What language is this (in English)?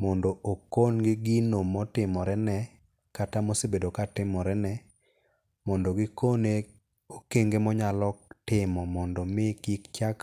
Luo (Kenya and Tanzania)